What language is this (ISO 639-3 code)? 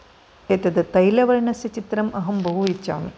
san